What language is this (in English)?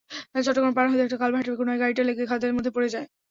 Bangla